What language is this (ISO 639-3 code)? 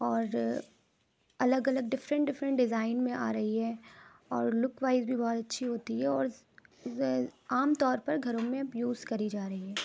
urd